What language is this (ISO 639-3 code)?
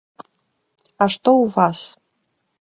bel